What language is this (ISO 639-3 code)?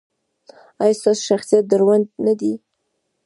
pus